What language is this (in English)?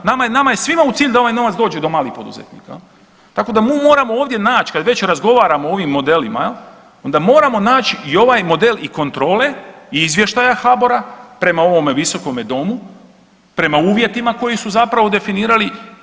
Croatian